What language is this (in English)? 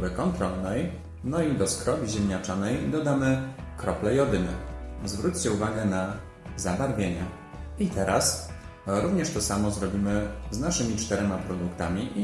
Polish